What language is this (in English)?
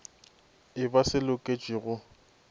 Northern Sotho